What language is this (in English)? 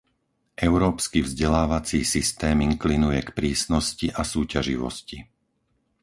Slovak